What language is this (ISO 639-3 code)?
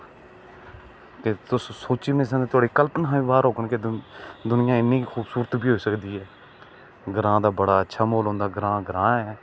doi